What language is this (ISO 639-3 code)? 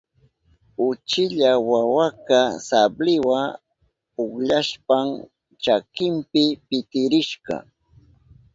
qup